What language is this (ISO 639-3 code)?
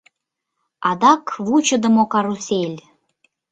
chm